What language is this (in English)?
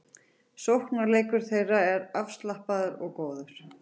Icelandic